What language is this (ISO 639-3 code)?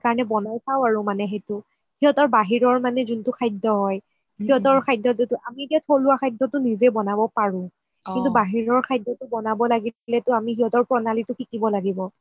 asm